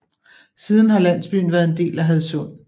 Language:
Danish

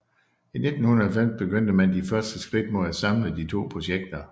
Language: Danish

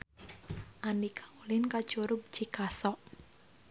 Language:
Sundanese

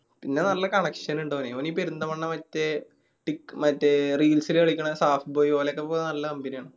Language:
Malayalam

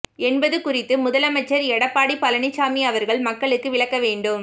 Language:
Tamil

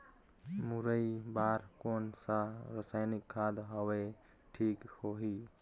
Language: Chhattisgarhi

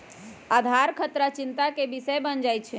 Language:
Magahi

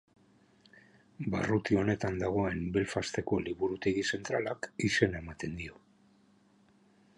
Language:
Basque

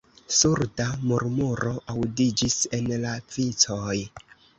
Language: Esperanto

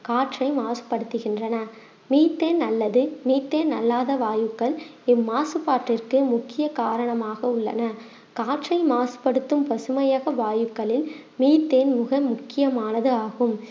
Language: Tamil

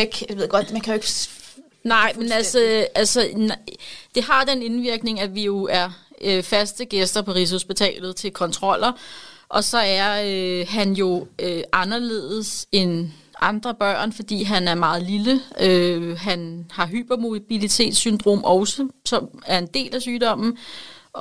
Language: Danish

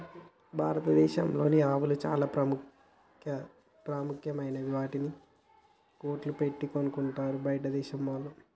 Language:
Telugu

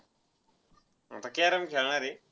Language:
Marathi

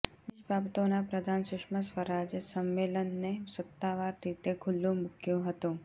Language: Gujarati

